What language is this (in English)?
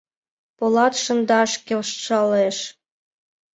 Mari